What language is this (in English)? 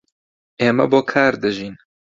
Central Kurdish